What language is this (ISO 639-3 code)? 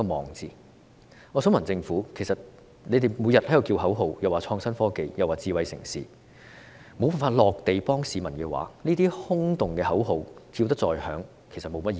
yue